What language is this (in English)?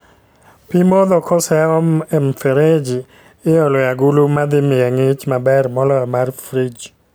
Luo (Kenya and Tanzania)